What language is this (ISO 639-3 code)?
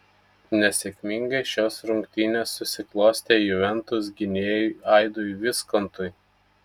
lit